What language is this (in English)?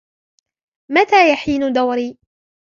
Arabic